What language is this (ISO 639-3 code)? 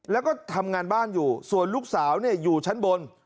tha